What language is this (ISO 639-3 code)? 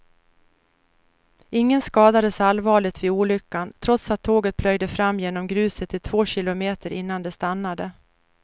swe